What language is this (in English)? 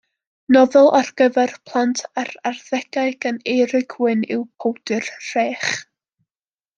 Welsh